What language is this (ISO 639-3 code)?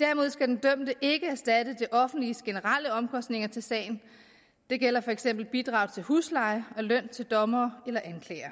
dan